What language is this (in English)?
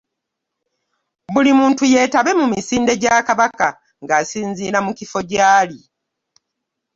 Ganda